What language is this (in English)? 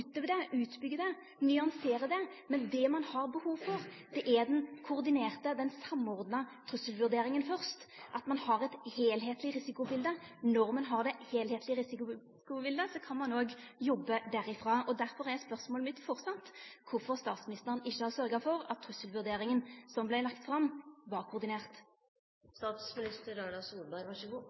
Norwegian Nynorsk